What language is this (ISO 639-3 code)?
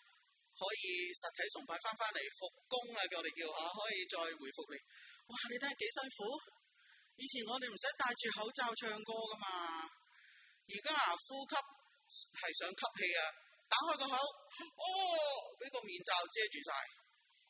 zho